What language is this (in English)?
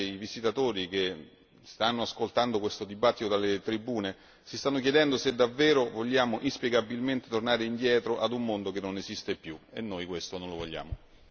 Italian